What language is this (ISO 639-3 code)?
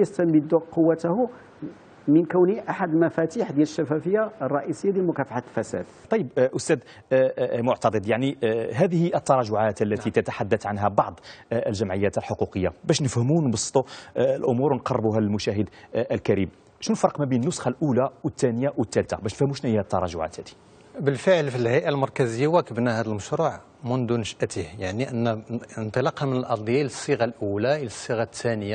ara